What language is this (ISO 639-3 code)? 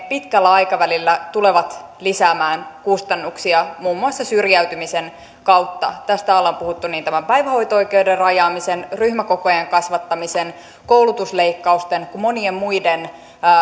fin